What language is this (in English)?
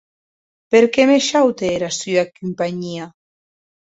Occitan